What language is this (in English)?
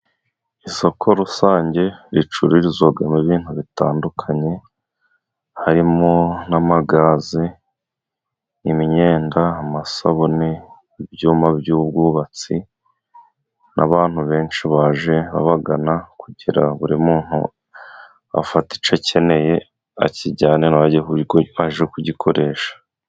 Kinyarwanda